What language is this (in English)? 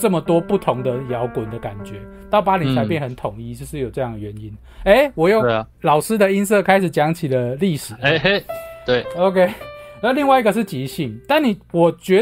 Chinese